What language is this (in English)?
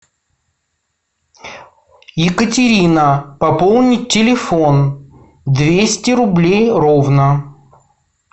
Russian